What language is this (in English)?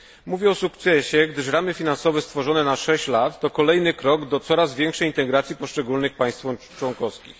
Polish